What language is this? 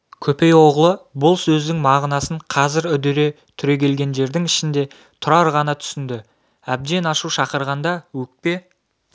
Kazakh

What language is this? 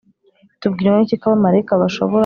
Kinyarwanda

